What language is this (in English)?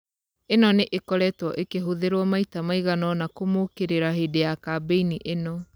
Kikuyu